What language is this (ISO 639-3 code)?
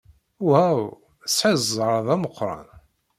kab